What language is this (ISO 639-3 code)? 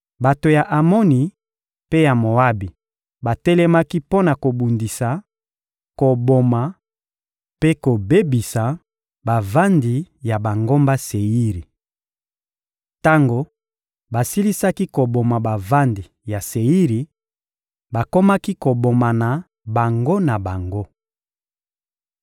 lin